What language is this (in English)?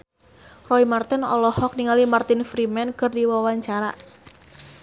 Sundanese